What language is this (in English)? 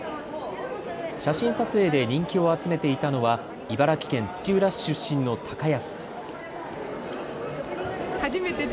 Japanese